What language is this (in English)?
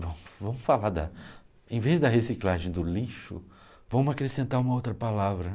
Portuguese